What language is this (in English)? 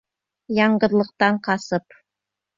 Bashkir